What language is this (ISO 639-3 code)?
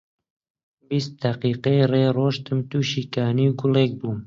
ckb